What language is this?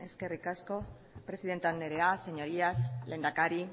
Basque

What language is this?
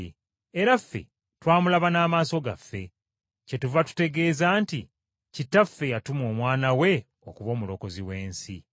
Ganda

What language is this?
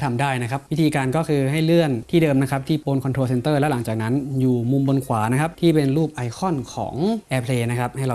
Thai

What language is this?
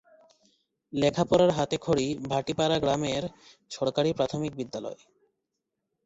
Bangla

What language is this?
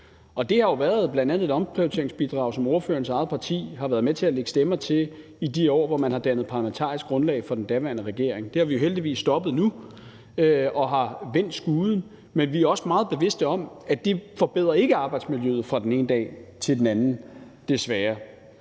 Danish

